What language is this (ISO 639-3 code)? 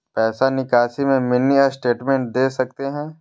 mag